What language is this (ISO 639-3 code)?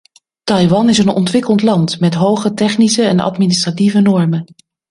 nld